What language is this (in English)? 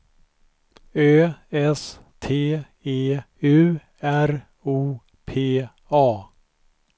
Swedish